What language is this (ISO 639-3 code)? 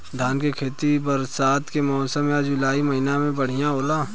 bho